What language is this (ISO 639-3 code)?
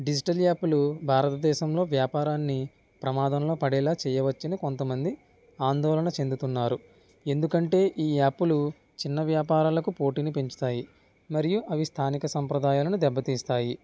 tel